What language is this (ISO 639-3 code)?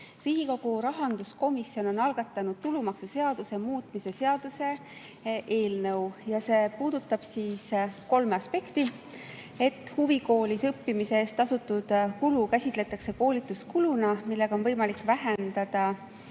est